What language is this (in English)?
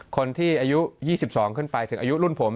Thai